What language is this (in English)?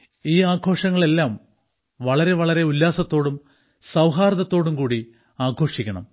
Malayalam